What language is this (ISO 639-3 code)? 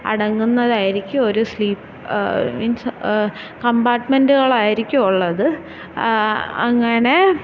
mal